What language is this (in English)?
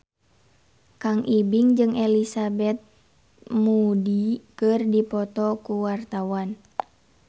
Sundanese